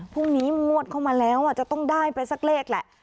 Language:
Thai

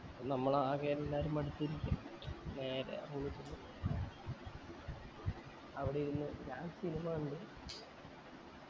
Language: Malayalam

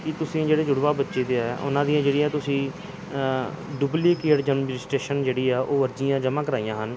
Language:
Punjabi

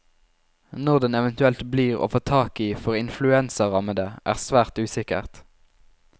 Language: Norwegian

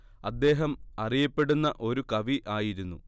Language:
Malayalam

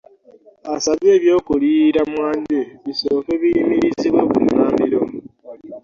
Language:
Ganda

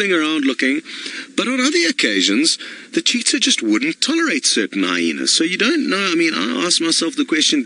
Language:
English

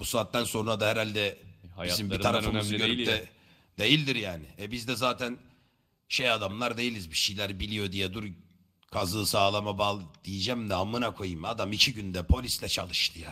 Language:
Turkish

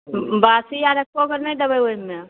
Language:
Maithili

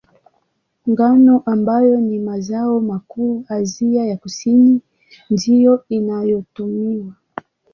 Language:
Swahili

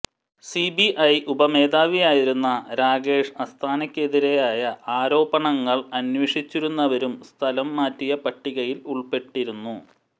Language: Malayalam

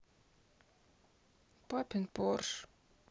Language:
Russian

